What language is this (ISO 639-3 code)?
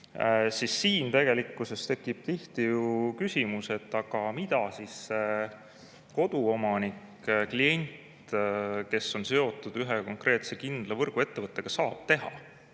est